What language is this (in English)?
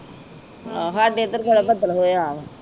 Punjabi